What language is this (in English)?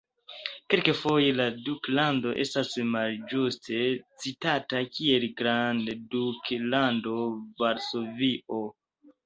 Esperanto